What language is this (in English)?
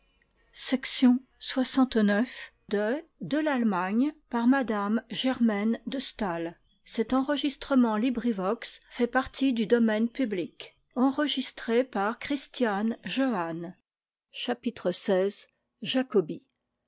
French